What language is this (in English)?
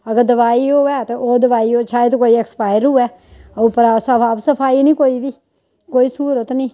Dogri